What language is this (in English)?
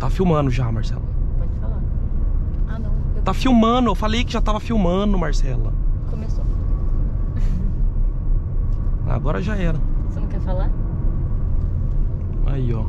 Portuguese